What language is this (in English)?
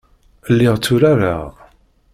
Kabyle